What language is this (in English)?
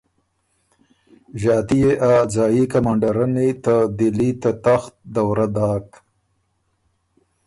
Ormuri